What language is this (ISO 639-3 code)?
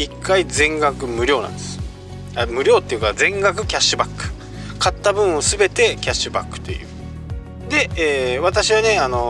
jpn